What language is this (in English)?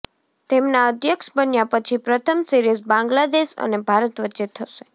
Gujarati